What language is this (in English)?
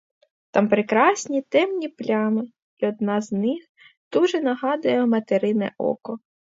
Ukrainian